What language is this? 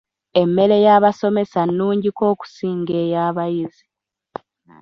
Ganda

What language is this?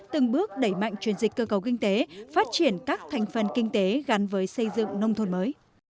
Vietnamese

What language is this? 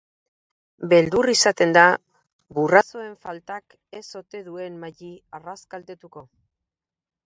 Basque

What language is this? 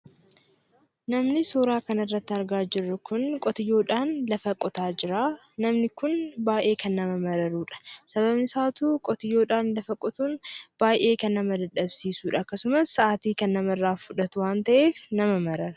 Oromo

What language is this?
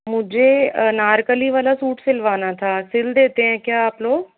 Hindi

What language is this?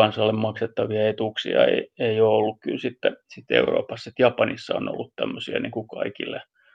Finnish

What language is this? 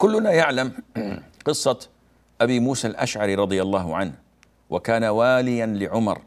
Arabic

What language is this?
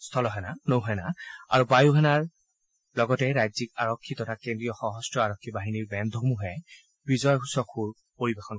Assamese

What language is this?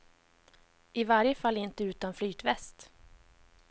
Swedish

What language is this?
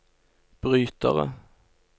Norwegian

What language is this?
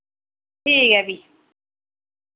Dogri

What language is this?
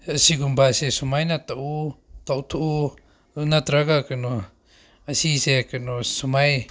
Manipuri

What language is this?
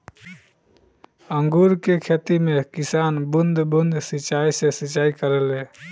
Bhojpuri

